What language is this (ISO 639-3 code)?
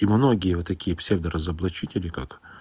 rus